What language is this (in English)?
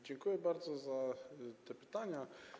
Polish